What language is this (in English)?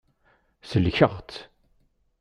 Kabyle